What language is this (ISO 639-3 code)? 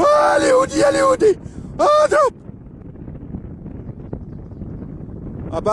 ara